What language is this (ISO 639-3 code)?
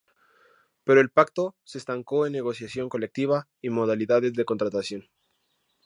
spa